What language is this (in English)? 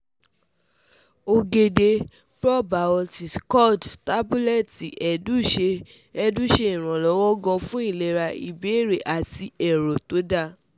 Yoruba